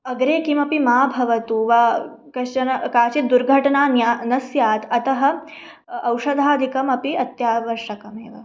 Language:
Sanskrit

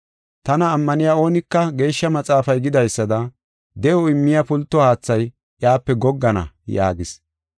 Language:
Gofa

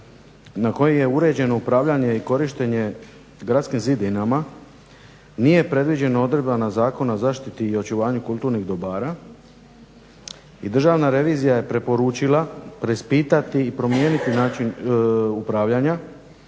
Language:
Croatian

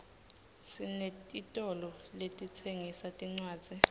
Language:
Swati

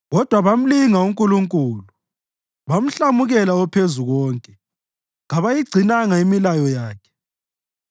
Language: North Ndebele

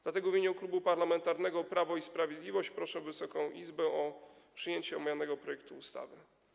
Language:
Polish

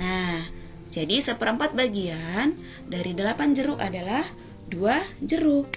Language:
Indonesian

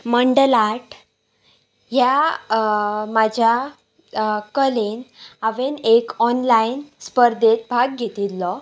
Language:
Konkani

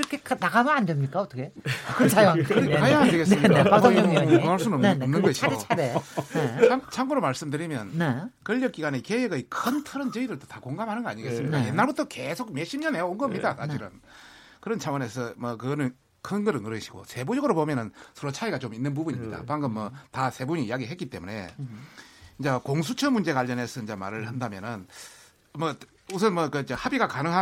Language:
Korean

